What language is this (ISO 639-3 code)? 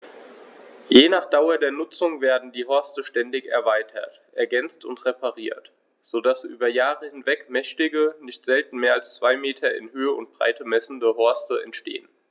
deu